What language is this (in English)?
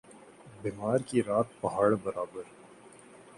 Urdu